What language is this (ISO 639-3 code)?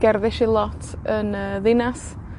cym